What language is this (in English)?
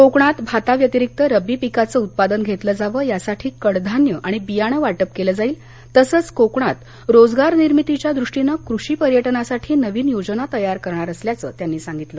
Marathi